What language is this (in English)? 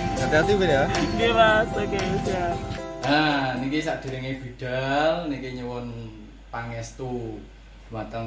Indonesian